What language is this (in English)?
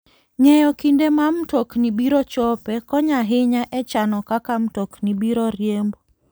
Luo (Kenya and Tanzania)